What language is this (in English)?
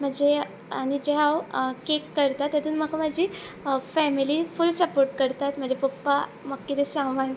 Konkani